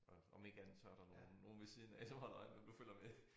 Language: Danish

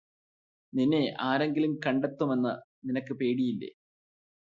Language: Malayalam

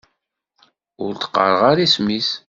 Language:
Kabyle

